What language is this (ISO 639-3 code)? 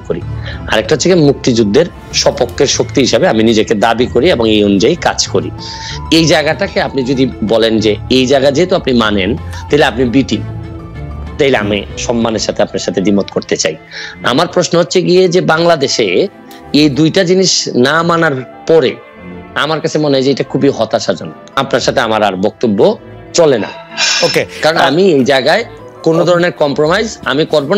ben